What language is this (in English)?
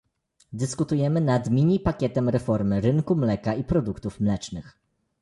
Polish